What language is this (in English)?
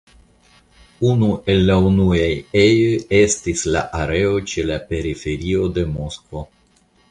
Esperanto